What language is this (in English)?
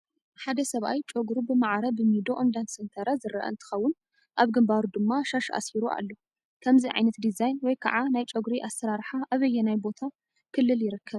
Tigrinya